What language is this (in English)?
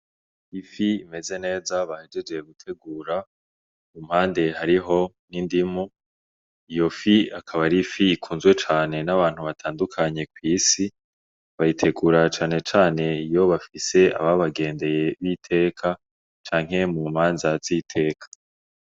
Rundi